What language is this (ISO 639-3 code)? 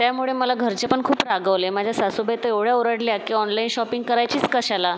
mar